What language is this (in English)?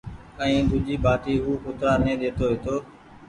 Goaria